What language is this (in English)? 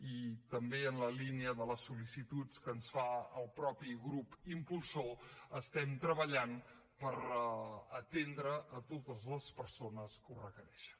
Catalan